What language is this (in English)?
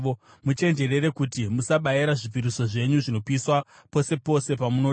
Shona